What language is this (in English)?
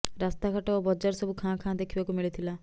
Odia